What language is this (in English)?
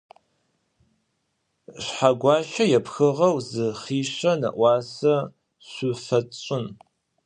Adyghe